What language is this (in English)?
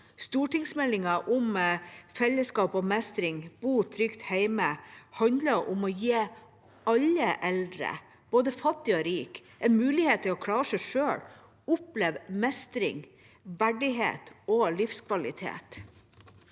Norwegian